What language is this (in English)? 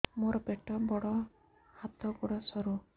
Odia